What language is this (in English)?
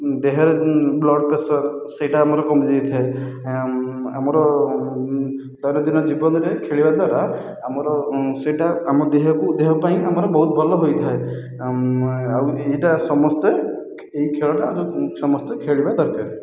Odia